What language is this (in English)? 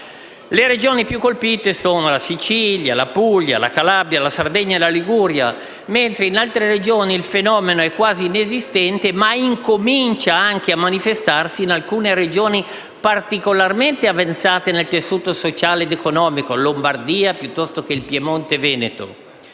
Italian